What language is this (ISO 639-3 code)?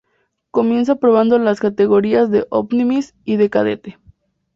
spa